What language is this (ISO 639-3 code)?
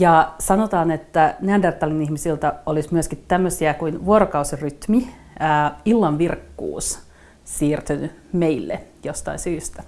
fin